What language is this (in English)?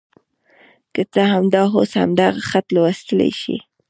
Pashto